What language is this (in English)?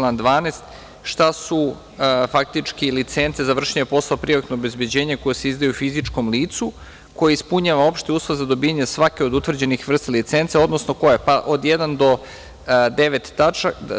Serbian